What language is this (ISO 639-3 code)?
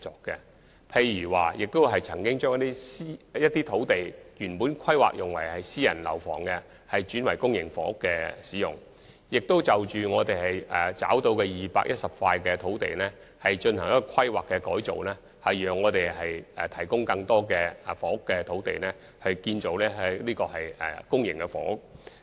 yue